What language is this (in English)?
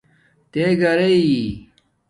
Domaaki